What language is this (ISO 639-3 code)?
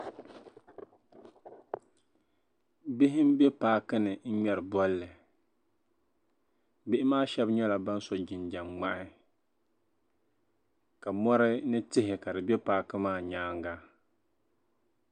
dag